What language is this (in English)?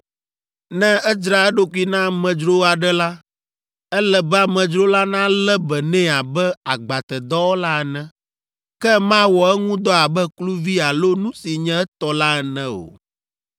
Ewe